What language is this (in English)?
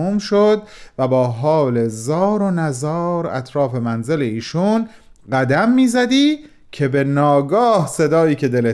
Persian